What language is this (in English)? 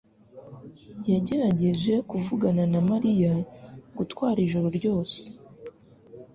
Kinyarwanda